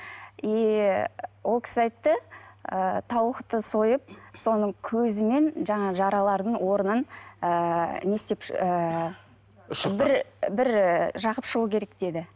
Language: Kazakh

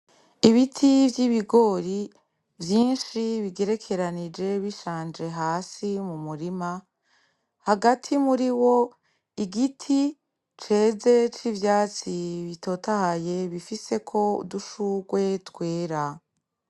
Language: Rundi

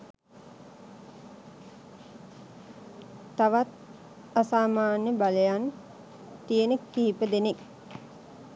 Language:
Sinhala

